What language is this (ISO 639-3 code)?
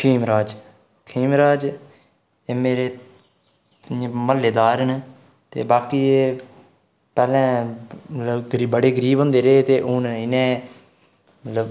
doi